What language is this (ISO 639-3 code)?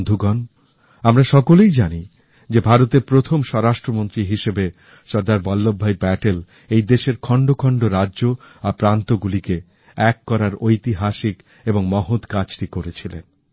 ben